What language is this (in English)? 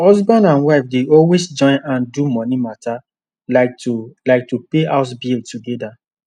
Nigerian Pidgin